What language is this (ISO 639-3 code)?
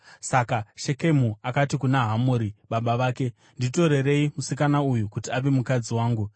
sna